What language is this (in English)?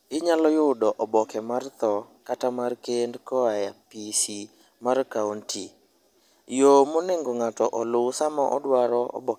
Luo (Kenya and Tanzania)